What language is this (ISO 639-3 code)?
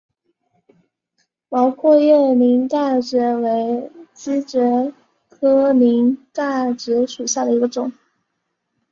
zho